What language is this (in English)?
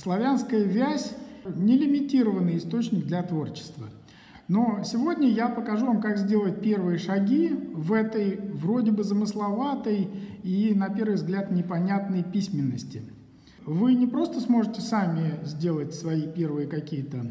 Russian